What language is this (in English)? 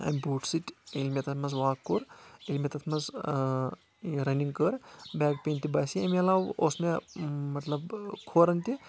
Kashmiri